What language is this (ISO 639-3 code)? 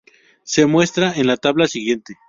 spa